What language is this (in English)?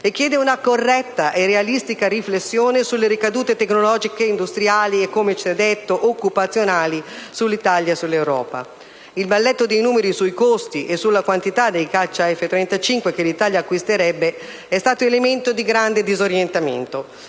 Italian